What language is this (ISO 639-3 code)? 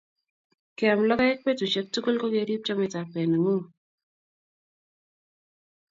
kln